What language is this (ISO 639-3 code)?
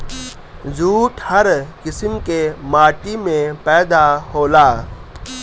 bho